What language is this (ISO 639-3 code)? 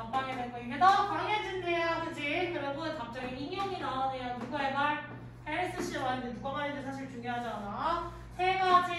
kor